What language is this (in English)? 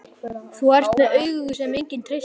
Icelandic